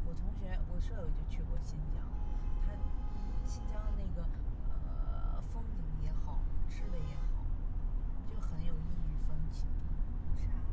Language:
Chinese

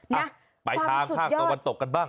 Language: Thai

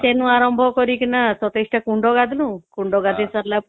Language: Odia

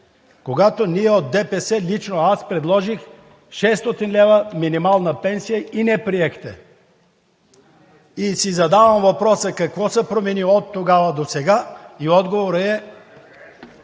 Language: Bulgarian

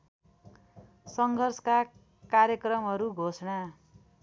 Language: Nepali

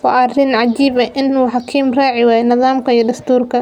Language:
Somali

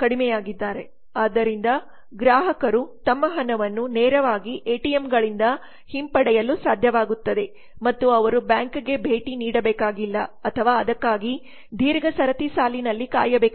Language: Kannada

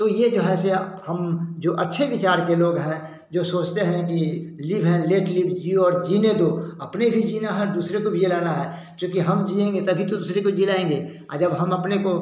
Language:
Hindi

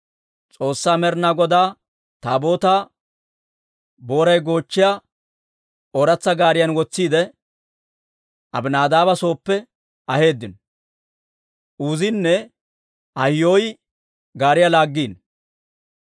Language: Dawro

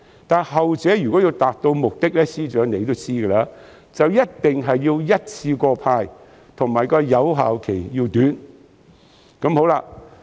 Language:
Cantonese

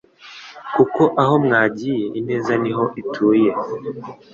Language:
Kinyarwanda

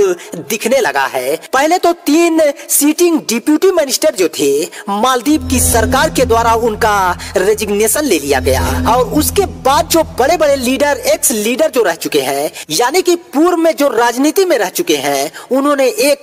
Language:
Hindi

